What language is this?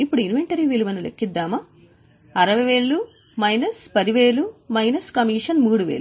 Telugu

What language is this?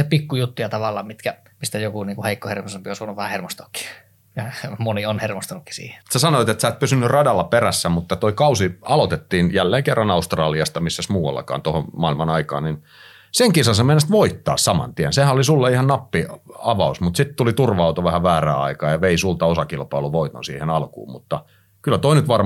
Finnish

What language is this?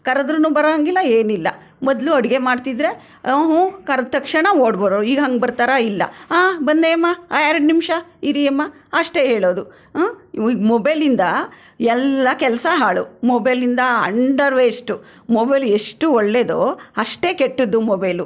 Kannada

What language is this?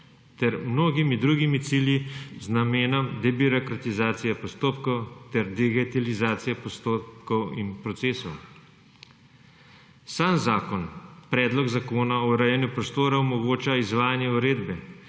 Slovenian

